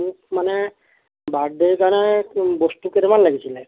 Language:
Assamese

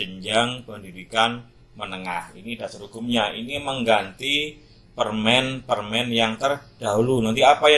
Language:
Indonesian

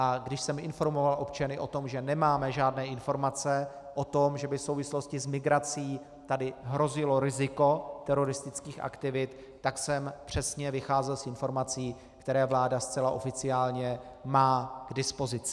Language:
Czech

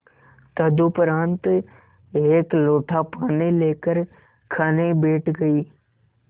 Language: Hindi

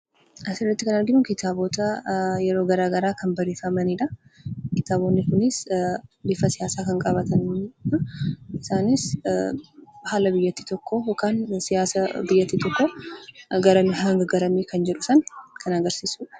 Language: Oromo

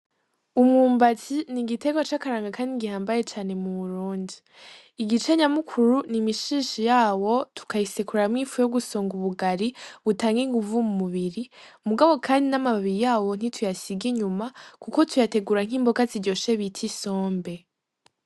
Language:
Rundi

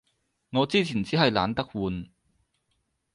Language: Cantonese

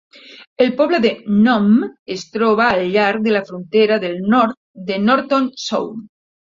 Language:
Catalan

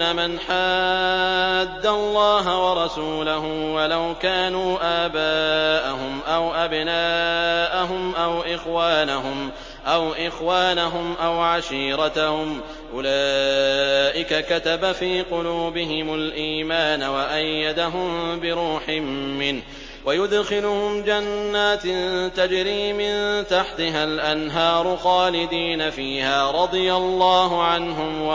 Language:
Arabic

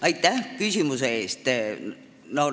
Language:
Estonian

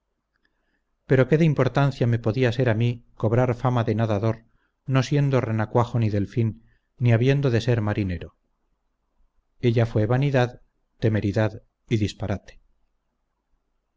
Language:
Spanish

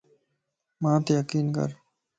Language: Lasi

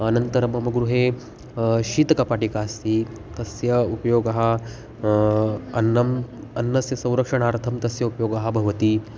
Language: Sanskrit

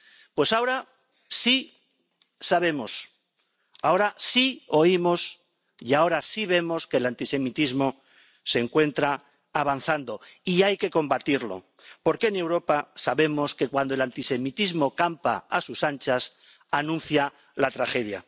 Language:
Spanish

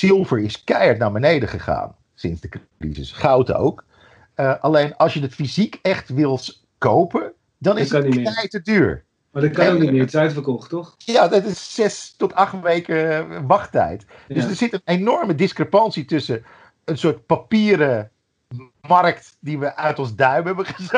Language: Dutch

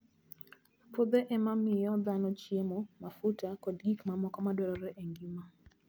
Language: Luo (Kenya and Tanzania)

